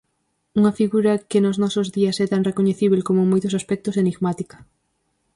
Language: Galician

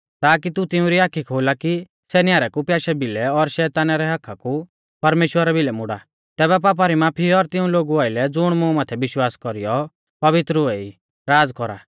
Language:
Mahasu Pahari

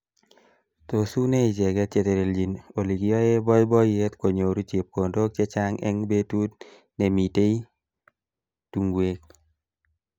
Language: Kalenjin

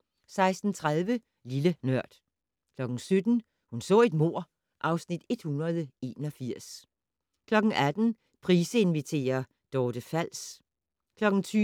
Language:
Danish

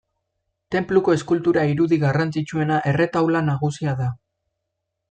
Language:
Basque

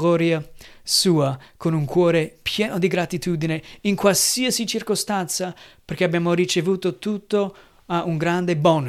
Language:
Italian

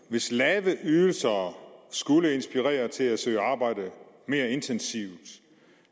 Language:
Danish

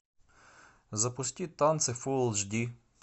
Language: Russian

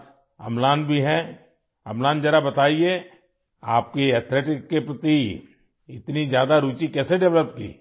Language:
Urdu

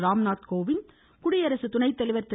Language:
Tamil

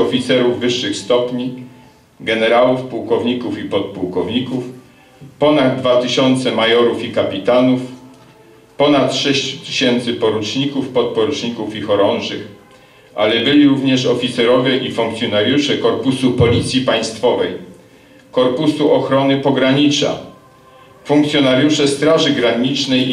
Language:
Polish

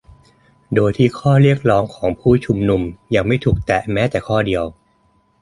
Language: Thai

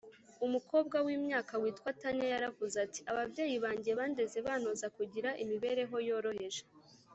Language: Kinyarwanda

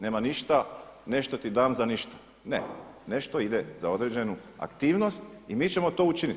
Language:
Croatian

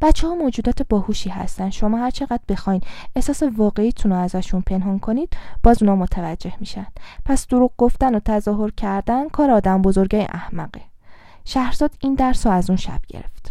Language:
Persian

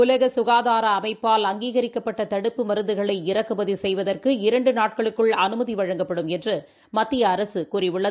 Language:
Tamil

